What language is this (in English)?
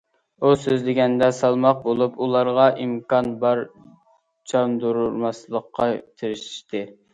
Uyghur